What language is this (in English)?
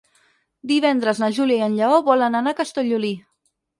Catalan